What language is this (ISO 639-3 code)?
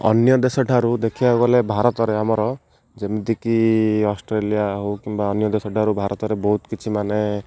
ori